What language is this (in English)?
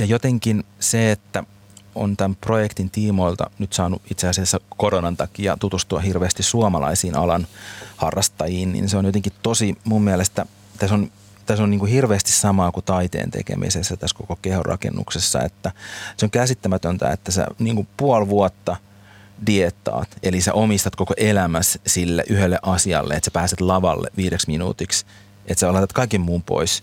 Finnish